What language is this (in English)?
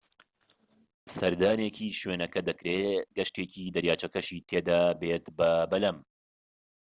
Central Kurdish